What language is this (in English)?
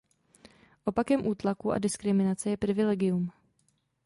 Czech